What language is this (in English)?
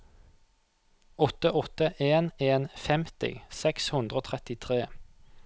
Norwegian